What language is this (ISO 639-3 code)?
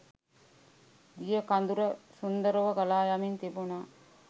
sin